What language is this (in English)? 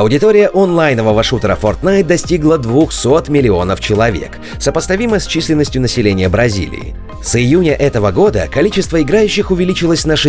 Russian